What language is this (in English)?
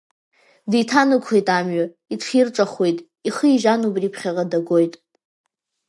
Abkhazian